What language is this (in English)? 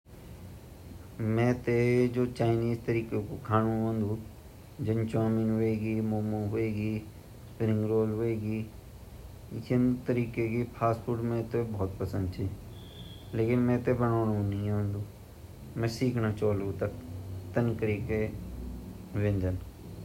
Garhwali